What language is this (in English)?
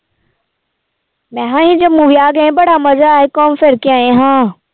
Punjabi